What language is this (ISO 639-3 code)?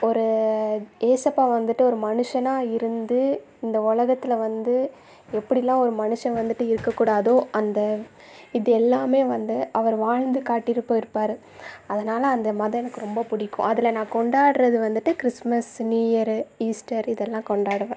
tam